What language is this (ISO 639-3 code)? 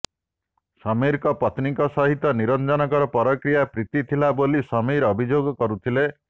ori